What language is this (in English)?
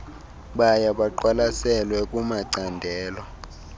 Xhosa